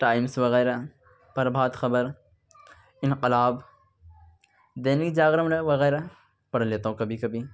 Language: Urdu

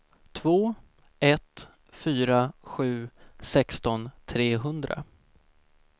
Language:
Swedish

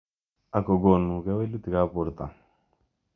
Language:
Kalenjin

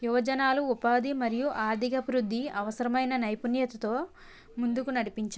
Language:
Telugu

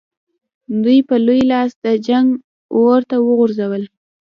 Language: Pashto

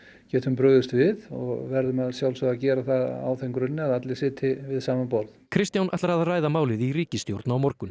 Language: Icelandic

